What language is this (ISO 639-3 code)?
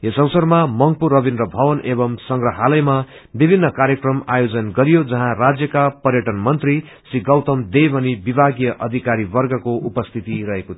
nep